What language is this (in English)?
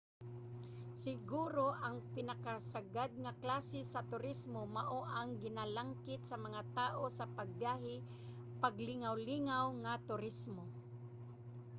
Cebuano